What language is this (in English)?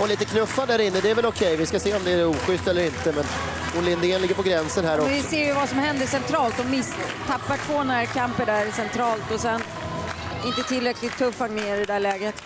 Swedish